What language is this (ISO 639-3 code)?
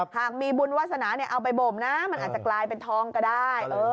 tha